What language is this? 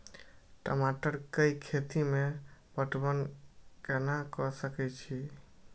Maithili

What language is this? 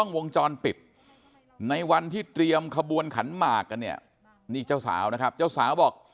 Thai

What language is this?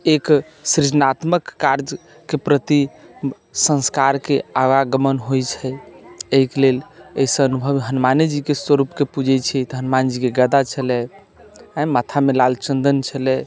Maithili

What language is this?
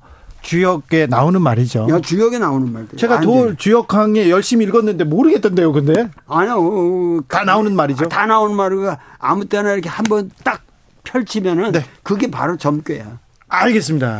Korean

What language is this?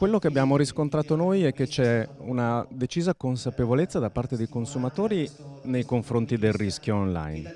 Italian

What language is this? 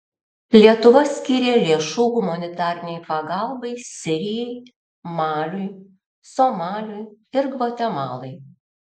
Lithuanian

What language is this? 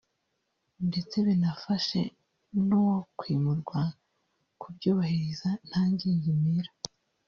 Kinyarwanda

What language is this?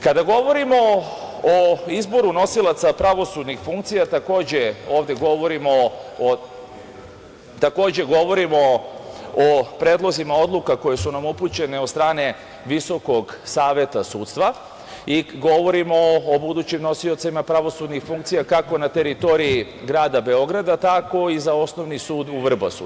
Serbian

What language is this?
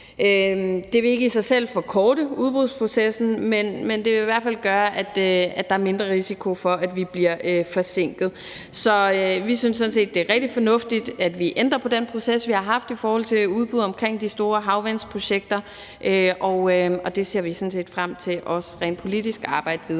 Danish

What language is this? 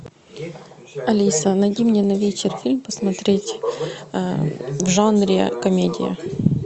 Russian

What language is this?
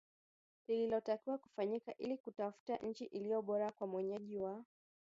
Swahili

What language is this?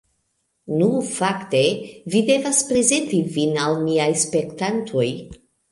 Esperanto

